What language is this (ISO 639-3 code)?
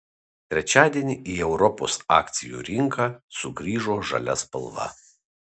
lit